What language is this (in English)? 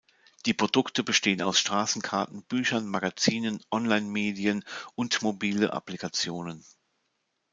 German